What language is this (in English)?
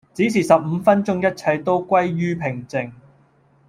Cantonese